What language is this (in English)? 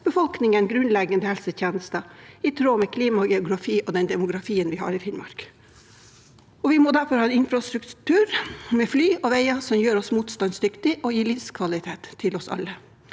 Norwegian